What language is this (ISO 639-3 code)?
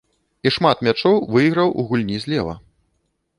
bel